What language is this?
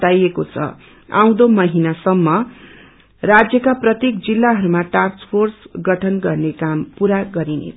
Nepali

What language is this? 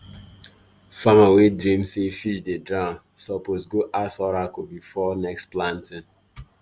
Nigerian Pidgin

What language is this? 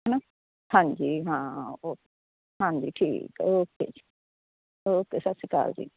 Punjabi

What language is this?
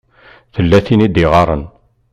Kabyle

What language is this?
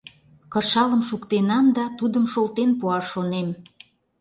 Mari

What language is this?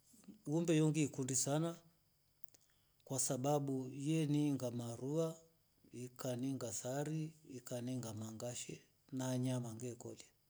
Rombo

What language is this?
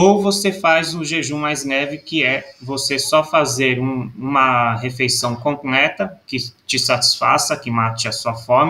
Portuguese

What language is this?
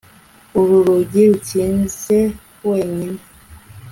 Kinyarwanda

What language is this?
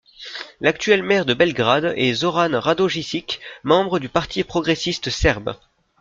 French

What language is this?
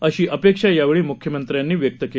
Marathi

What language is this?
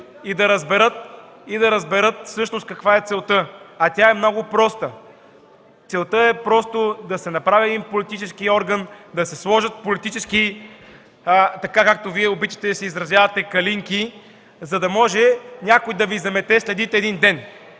Bulgarian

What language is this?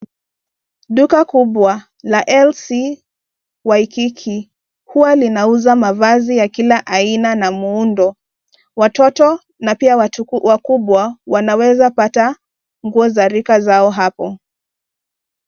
Swahili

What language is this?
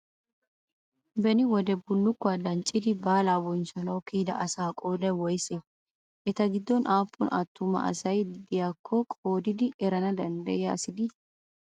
Wolaytta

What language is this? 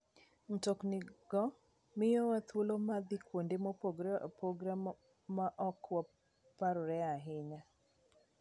Luo (Kenya and Tanzania)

